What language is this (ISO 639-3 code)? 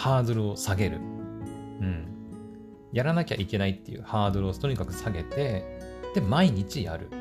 jpn